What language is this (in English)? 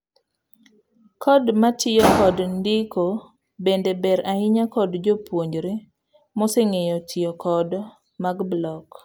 Luo (Kenya and Tanzania)